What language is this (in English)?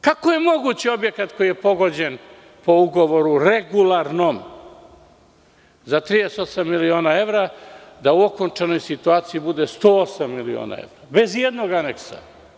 Serbian